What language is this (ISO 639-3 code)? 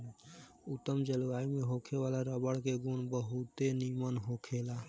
bho